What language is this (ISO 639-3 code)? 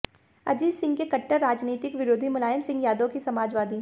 hin